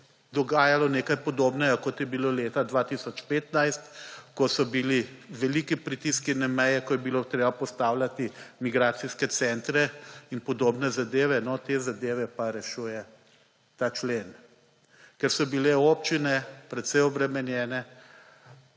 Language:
Slovenian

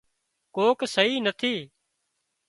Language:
Wadiyara Koli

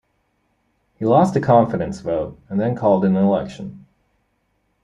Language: English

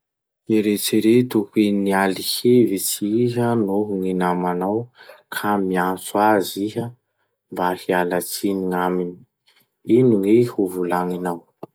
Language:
Masikoro Malagasy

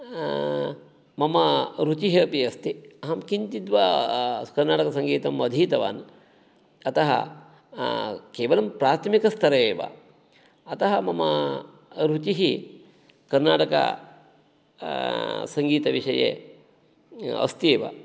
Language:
Sanskrit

